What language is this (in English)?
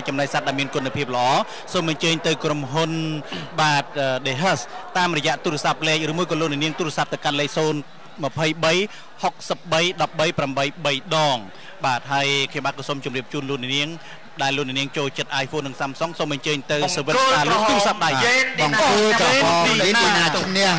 Thai